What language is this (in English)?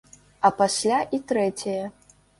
Belarusian